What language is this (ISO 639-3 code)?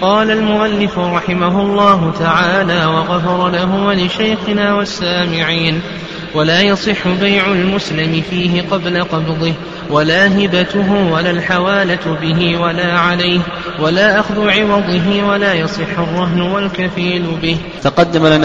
ara